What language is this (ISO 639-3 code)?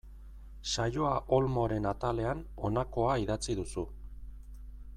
eus